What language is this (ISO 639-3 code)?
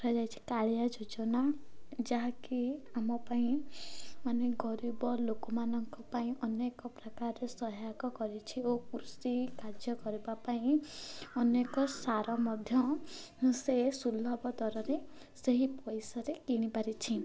ori